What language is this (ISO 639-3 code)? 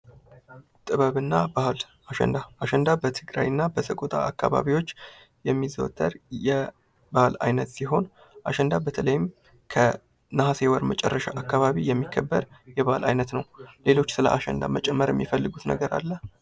amh